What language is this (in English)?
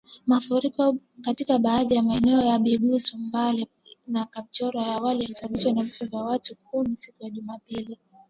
Swahili